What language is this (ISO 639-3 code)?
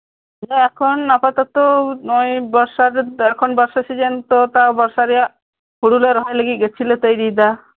sat